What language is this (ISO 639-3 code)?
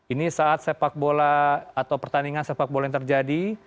ind